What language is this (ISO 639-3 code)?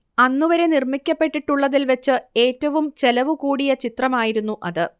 mal